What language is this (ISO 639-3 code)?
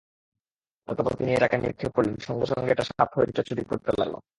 ben